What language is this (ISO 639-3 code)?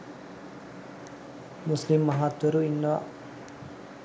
sin